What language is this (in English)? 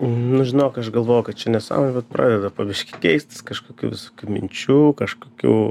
Lithuanian